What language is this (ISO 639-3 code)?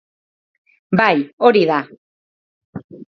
eus